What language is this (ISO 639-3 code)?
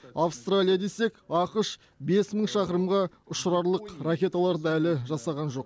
kaz